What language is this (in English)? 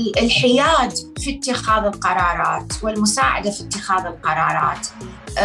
Arabic